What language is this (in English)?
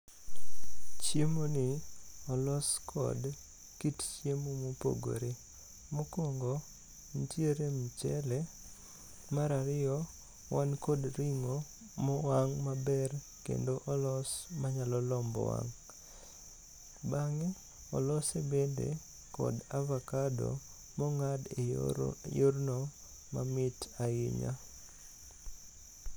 Luo (Kenya and Tanzania)